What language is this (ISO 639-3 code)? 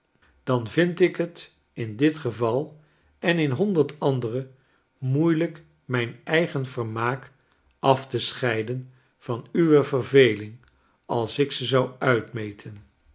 nld